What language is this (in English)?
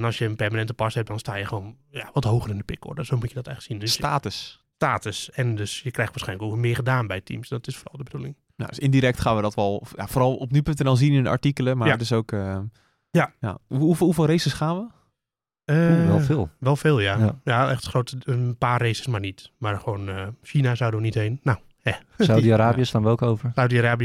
Dutch